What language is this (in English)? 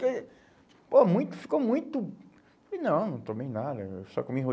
Portuguese